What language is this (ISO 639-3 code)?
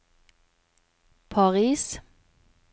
nor